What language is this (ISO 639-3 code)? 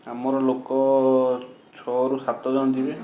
ori